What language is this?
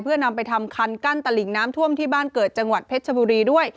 Thai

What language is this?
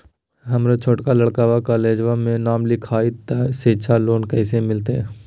Magahi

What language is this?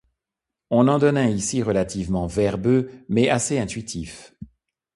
French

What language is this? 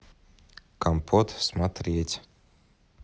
Russian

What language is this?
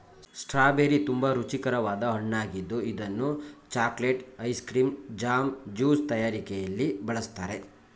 Kannada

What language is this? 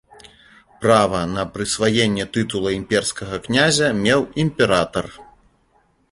Belarusian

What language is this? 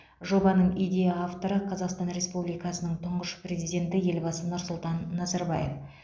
Kazakh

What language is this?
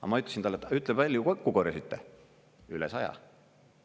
Estonian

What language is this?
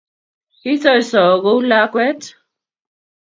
Kalenjin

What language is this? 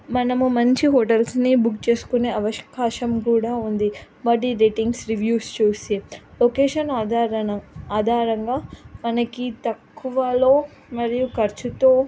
Telugu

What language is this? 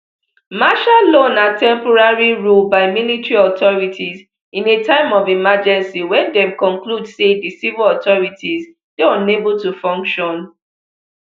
Nigerian Pidgin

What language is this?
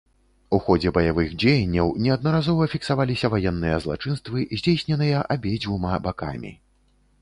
Belarusian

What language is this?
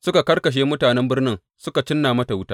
Hausa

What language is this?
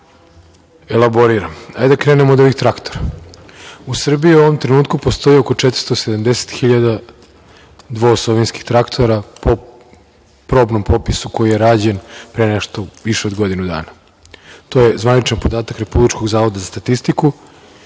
Serbian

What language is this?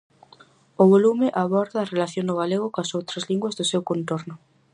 Galician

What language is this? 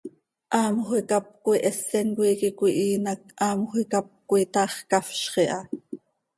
Seri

